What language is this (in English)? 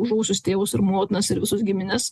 Lithuanian